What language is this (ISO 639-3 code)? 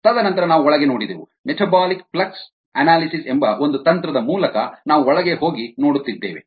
kan